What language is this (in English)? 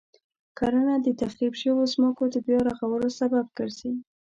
Pashto